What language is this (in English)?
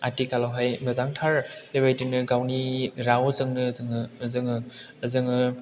Bodo